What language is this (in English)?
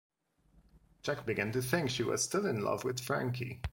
English